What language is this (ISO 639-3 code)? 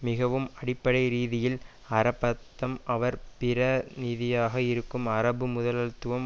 tam